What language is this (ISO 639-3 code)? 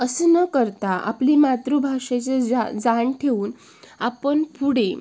mar